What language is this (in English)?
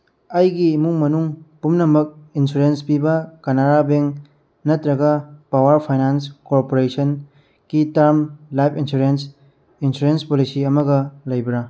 Manipuri